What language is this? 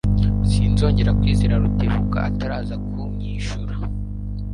Kinyarwanda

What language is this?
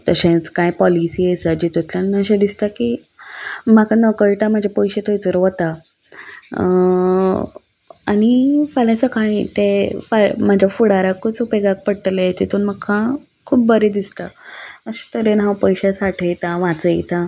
Konkani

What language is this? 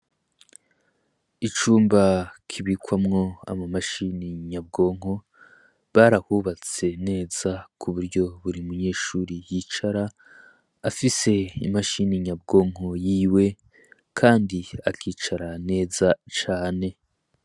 Rundi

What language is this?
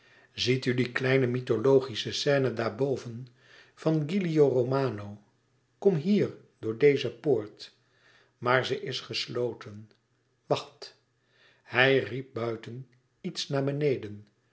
Dutch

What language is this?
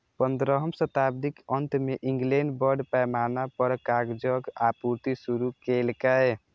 Maithili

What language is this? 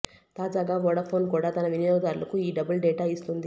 Telugu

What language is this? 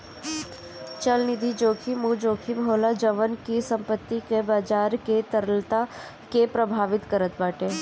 Bhojpuri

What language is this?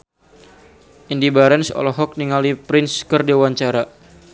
Sundanese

